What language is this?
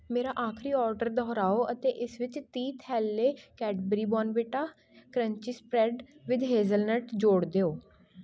Punjabi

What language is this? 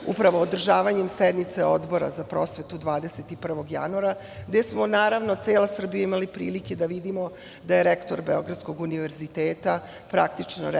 Serbian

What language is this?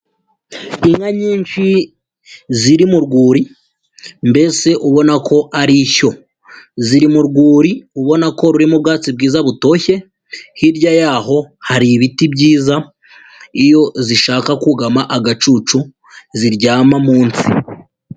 Kinyarwanda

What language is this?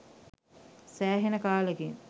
Sinhala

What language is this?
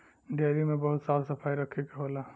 Bhojpuri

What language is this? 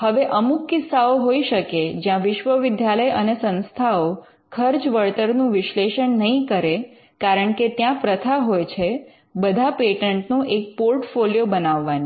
Gujarati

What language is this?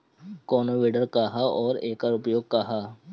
Bhojpuri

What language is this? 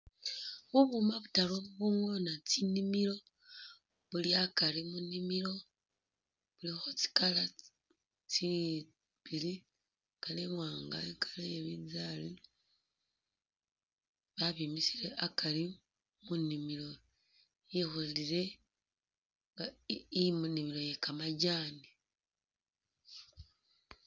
Masaaba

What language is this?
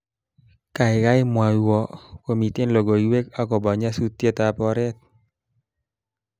Kalenjin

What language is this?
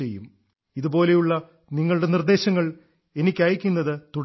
Malayalam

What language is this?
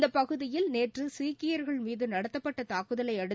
Tamil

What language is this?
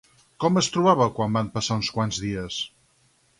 Catalan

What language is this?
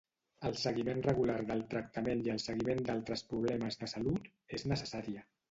Catalan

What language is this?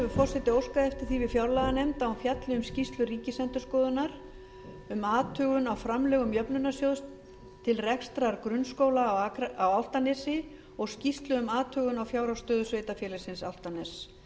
Icelandic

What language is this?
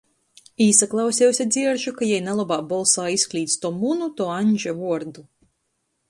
Latgalian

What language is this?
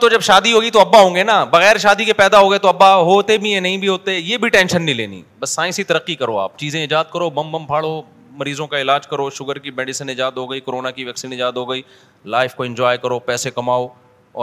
Urdu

